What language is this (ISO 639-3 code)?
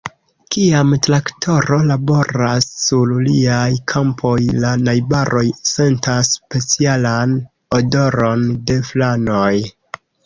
epo